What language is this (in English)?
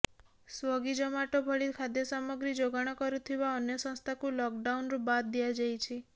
Odia